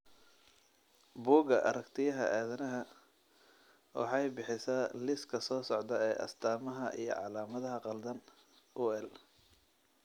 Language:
Somali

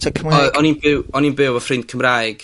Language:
Welsh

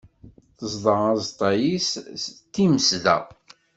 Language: Kabyle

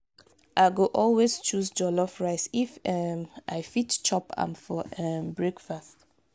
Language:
Nigerian Pidgin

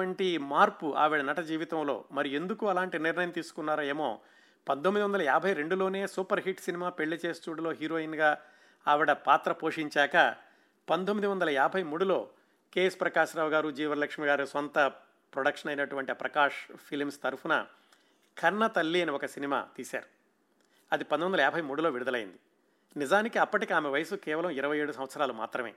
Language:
Telugu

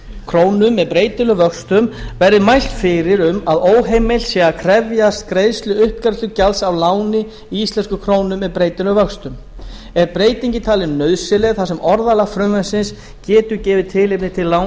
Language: Icelandic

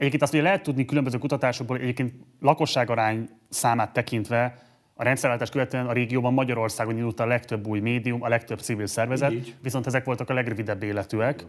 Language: Hungarian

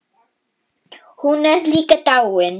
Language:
Icelandic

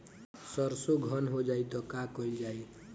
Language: Bhojpuri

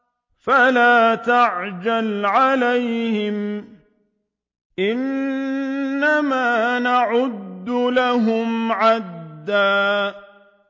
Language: Arabic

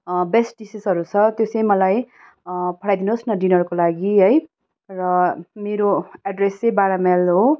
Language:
Nepali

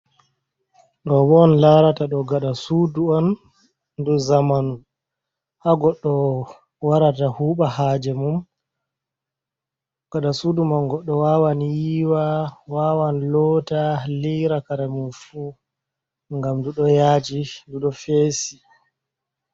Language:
Fula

